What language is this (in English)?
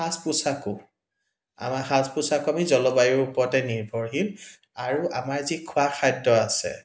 Assamese